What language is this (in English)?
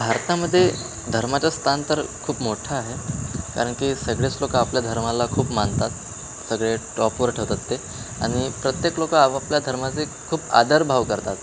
Marathi